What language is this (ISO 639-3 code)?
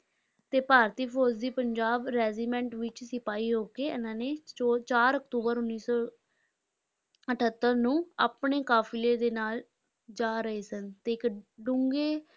pan